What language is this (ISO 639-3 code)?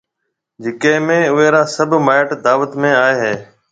mve